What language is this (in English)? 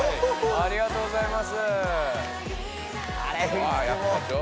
Japanese